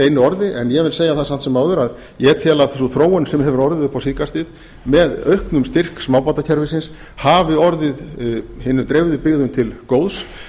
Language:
Icelandic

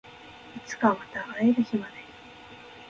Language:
Japanese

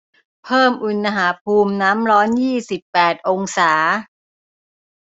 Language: Thai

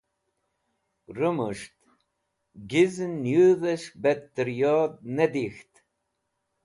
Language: Wakhi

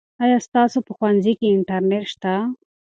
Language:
Pashto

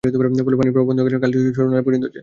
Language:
Bangla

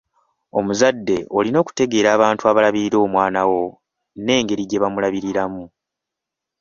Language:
Ganda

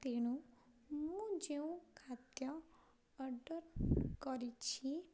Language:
Odia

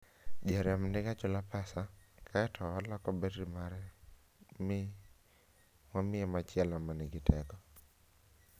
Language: Luo (Kenya and Tanzania)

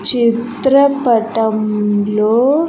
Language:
Telugu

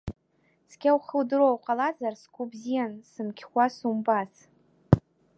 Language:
Abkhazian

